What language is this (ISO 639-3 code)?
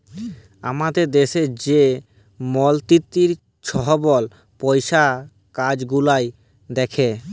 ben